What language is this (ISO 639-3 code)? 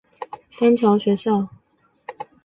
zho